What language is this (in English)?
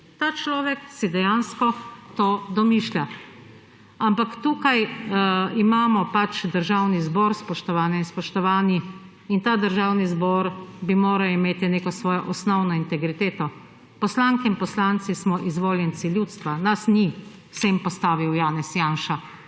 Slovenian